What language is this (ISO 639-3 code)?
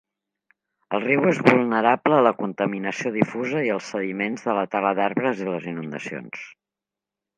cat